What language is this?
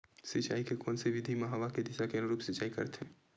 Chhattisgarhi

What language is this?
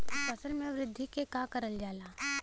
Bhojpuri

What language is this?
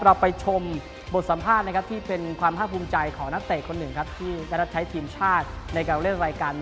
Thai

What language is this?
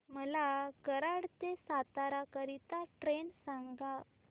Marathi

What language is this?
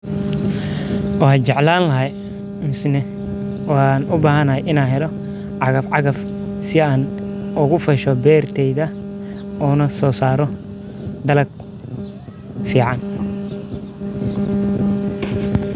Somali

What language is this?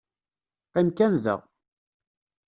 Kabyle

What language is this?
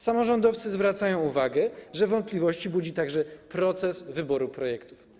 Polish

